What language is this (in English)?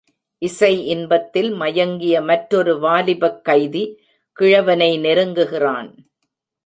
Tamil